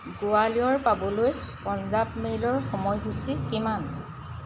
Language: Assamese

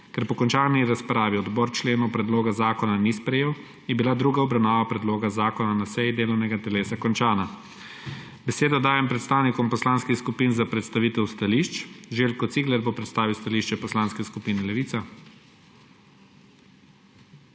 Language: Slovenian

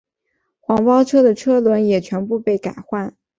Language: Chinese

